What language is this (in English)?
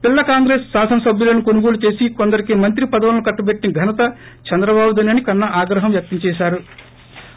Telugu